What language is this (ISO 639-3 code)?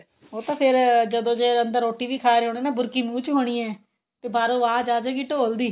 pan